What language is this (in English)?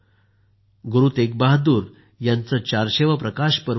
Marathi